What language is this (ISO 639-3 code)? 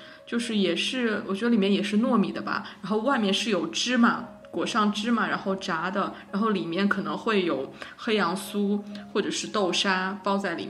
zho